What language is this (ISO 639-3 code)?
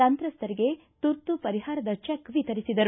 kan